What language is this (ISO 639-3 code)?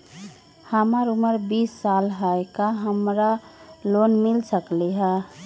mag